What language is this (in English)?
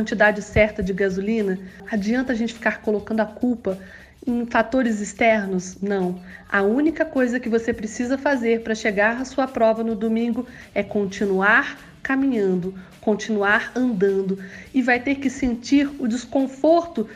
Portuguese